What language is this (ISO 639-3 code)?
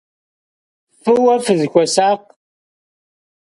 kbd